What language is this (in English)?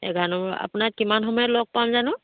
Assamese